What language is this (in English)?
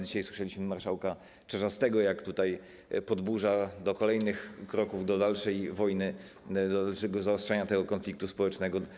Polish